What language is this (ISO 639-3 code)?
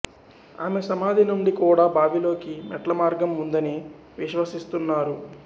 tel